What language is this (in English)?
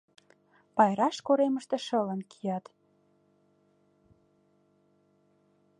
Mari